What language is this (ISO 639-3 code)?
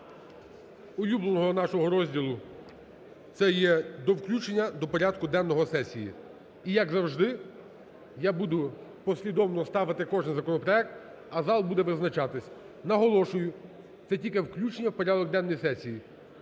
ukr